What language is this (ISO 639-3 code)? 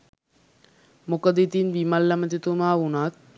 sin